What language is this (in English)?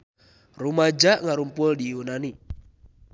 Sundanese